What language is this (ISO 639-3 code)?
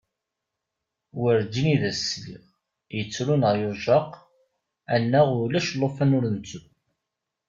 kab